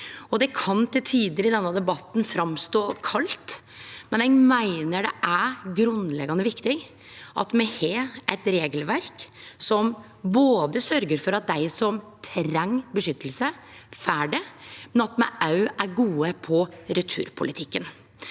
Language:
Norwegian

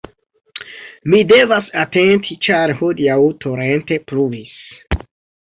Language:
Esperanto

